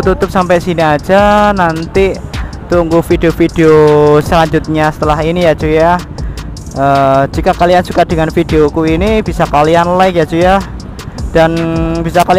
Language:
Indonesian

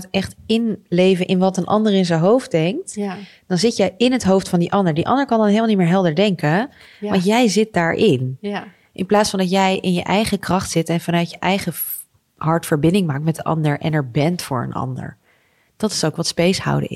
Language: Dutch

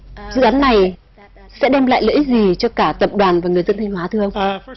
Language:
Vietnamese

